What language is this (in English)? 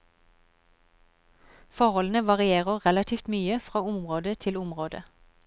Norwegian